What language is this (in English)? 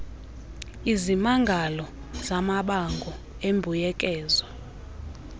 Xhosa